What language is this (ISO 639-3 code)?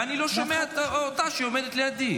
heb